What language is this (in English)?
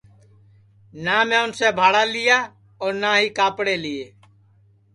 Sansi